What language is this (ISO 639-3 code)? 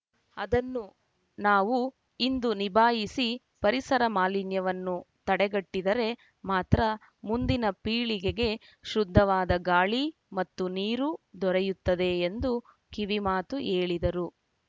kan